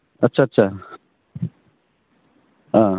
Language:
Bodo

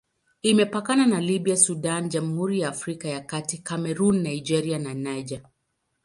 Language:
Swahili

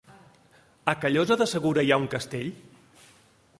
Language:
Catalan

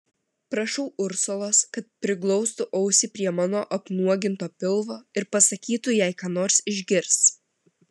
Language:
Lithuanian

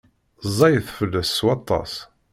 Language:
Kabyle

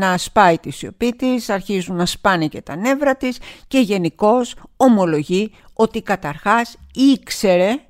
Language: Greek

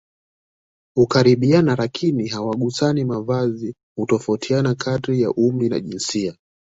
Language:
Swahili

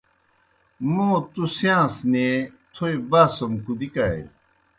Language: Kohistani Shina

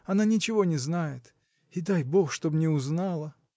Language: Russian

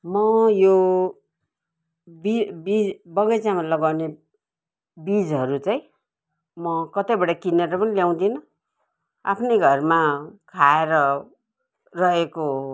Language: Nepali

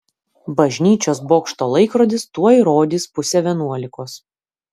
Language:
Lithuanian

